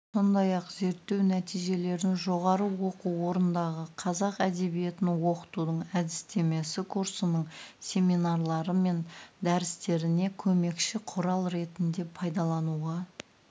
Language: Kazakh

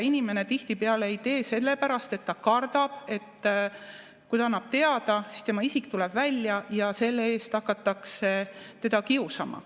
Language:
Estonian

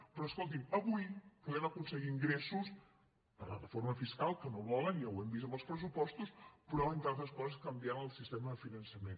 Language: Catalan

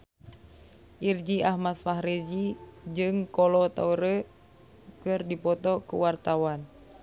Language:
Sundanese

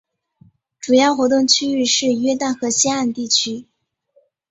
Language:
Chinese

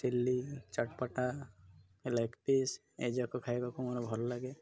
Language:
Odia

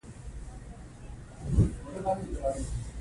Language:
Pashto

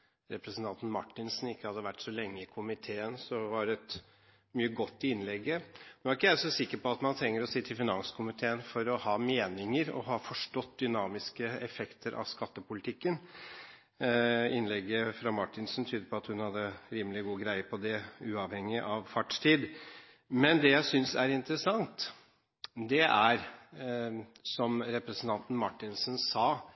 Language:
Norwegian Bokmål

